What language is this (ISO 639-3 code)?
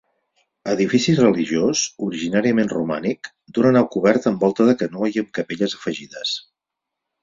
cat